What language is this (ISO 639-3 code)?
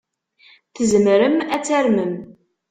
kab